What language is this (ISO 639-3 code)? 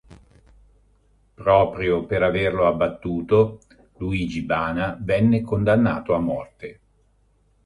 ita